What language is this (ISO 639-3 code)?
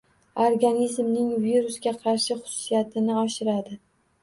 uzb